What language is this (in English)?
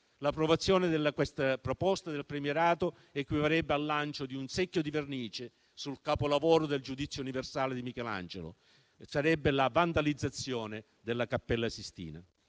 Italian